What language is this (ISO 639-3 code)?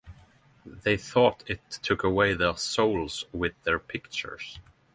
eng